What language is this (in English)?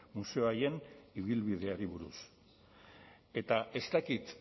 Basque